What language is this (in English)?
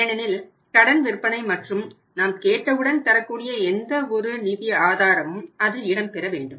Tamil